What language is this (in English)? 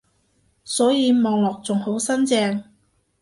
Cantonese